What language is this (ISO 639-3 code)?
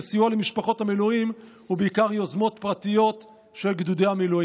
heb